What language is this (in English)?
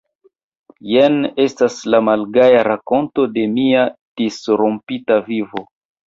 Esperanto